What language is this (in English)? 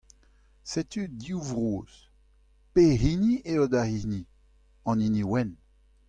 Breton